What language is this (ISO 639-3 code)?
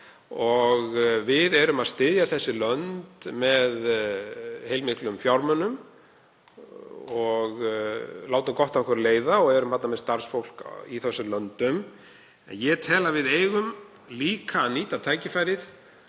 isl